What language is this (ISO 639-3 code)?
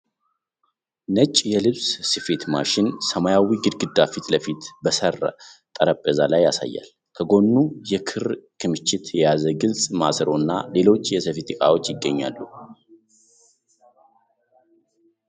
amh